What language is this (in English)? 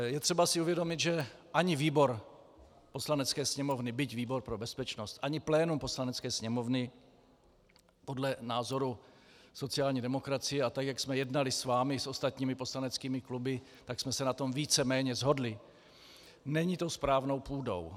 Czech